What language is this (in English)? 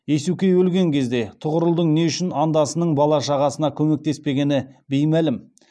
Kazakh